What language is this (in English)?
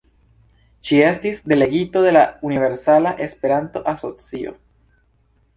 Esperanto